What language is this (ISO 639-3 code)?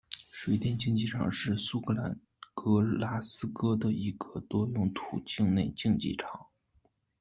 zho